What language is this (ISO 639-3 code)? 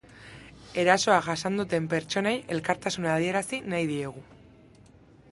eus